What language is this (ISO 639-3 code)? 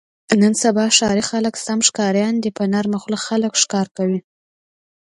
pus